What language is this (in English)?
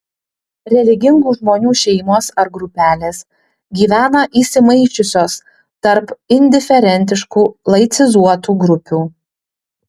Lithuanian